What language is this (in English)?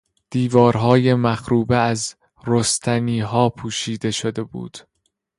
Persian